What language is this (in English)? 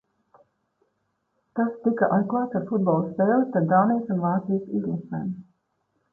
Latvian